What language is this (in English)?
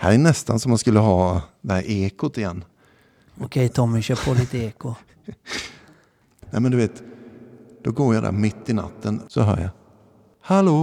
Swedish